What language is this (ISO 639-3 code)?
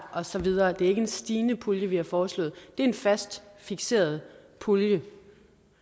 dan